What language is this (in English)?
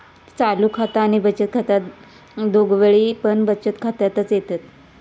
Marathi